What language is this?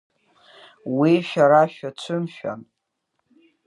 Abkhazian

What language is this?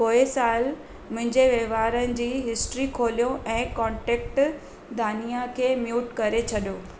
Sindhi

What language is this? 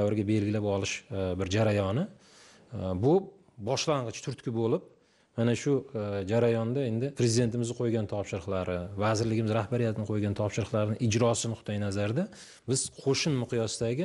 Turkish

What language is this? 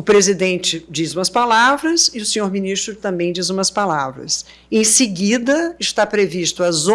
Portuguese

